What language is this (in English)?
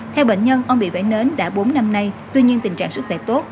Vietnamese